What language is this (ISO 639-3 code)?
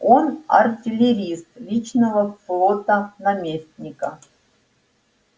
rus